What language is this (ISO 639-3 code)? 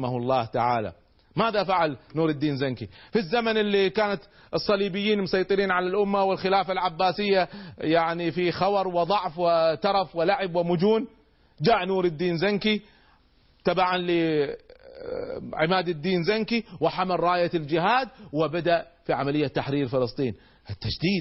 ara